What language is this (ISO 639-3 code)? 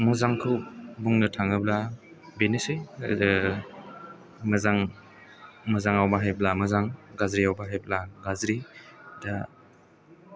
brx